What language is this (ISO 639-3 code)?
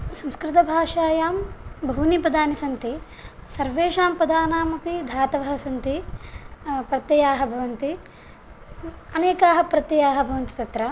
san